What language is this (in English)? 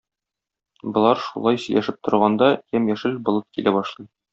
Tatar